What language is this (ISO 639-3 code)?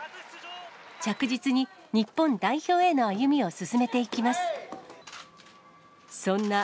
jpn